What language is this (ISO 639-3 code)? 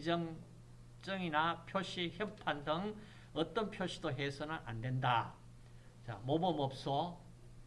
kor